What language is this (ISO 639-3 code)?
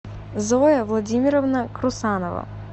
rus